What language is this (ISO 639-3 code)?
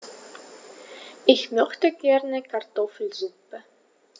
deu